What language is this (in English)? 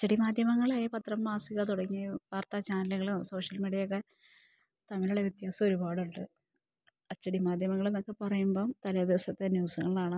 Malayalam